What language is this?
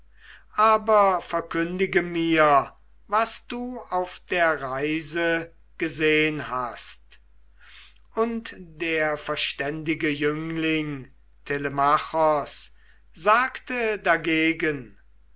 German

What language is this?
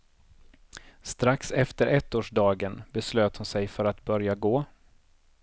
Swedish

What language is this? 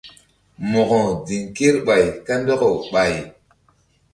Mbum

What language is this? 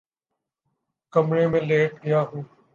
Urdu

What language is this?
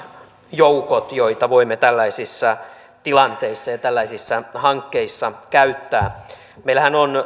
Finnish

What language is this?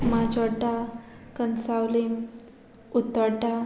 Konkani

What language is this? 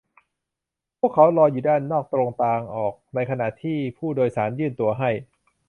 Thai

